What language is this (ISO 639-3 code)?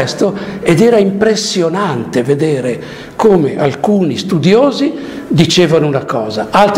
ita